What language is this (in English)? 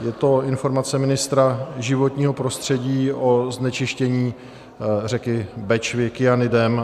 Czech